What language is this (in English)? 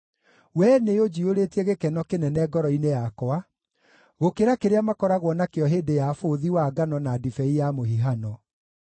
Kikuyu